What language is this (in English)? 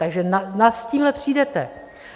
Czech